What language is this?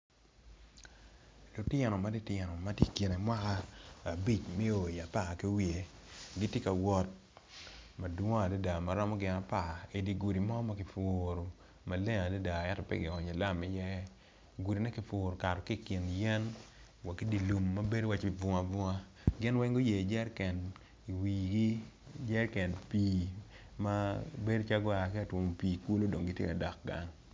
Acoli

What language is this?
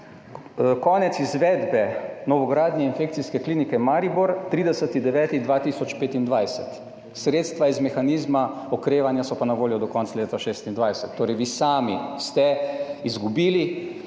Slovenian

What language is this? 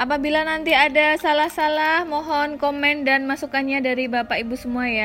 Indonesian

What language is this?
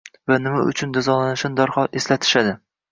Uzbek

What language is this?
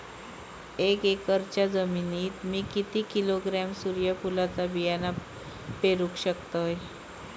Marathi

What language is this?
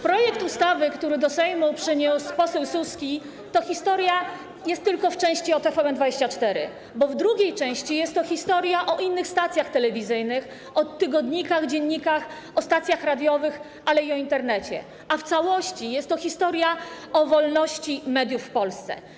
Polish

